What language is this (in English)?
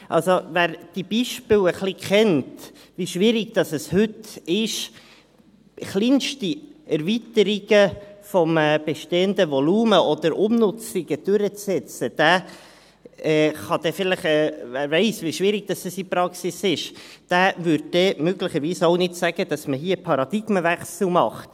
Swiss German